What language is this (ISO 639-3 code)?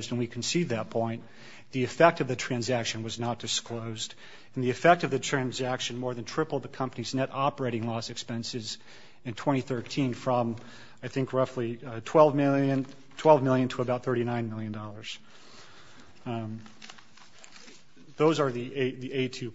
eng